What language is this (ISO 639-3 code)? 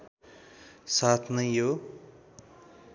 nep